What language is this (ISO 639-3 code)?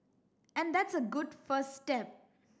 eng